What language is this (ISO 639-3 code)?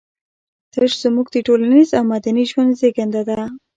pus